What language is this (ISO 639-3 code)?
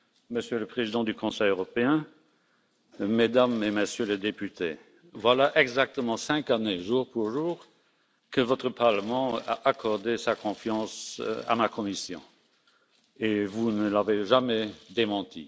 fra